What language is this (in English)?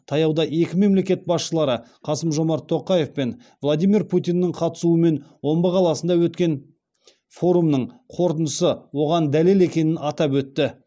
Kazakh